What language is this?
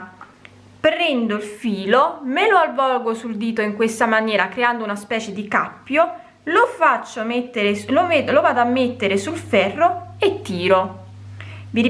Italian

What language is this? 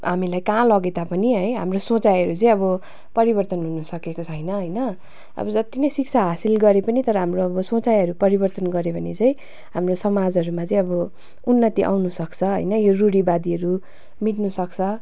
Nepali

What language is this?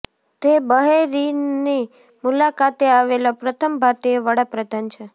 Gujarati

